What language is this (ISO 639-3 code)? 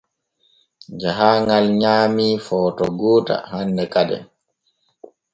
fue